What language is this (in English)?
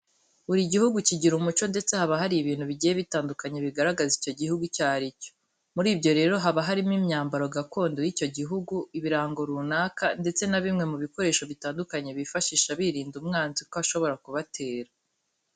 Kinyarwanda